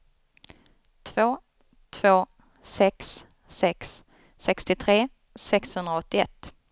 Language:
Swedish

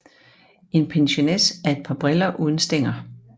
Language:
Danish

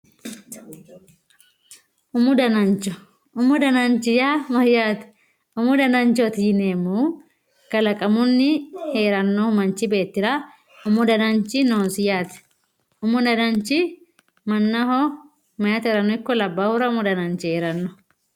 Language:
Sidamo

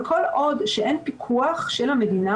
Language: Hebrew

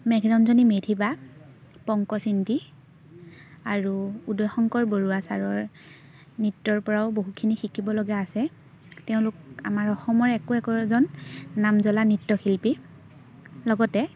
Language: Assamese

